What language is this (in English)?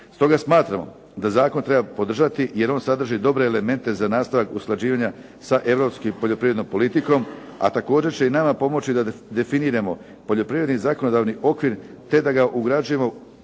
Croatian